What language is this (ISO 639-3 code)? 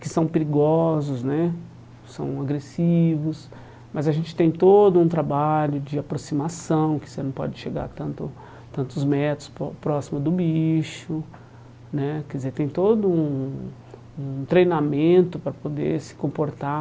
por